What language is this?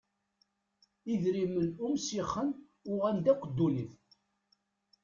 Kabyle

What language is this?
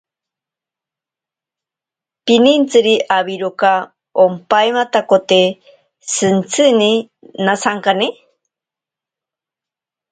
Ashéninka Perené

